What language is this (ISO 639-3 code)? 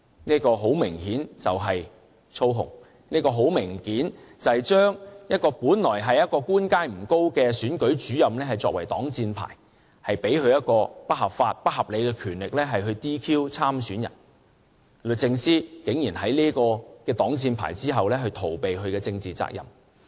yue